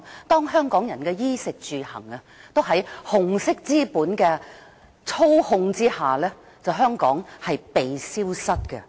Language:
Cantonese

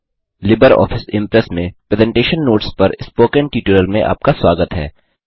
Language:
Hindi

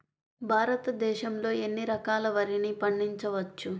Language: Telugu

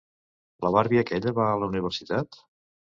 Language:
Catalan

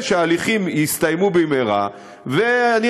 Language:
Hebrew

